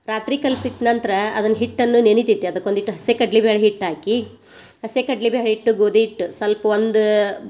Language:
Kannada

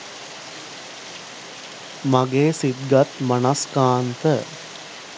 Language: Sinhala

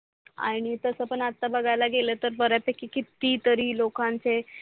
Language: Marathi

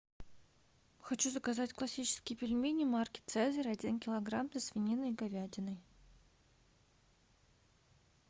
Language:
Russian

